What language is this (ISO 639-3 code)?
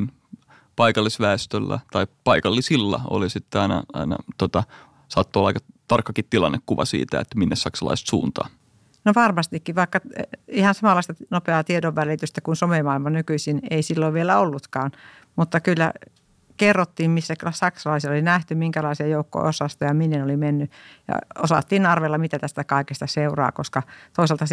fin